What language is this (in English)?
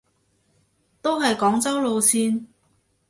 Cantonese